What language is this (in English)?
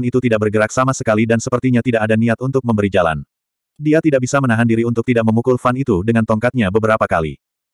Indonesian